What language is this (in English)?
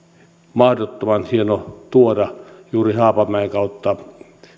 Finnish